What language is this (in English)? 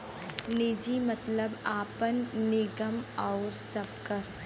Bhojpuri